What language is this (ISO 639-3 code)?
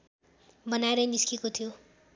nep